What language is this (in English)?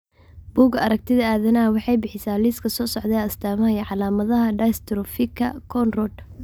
Somali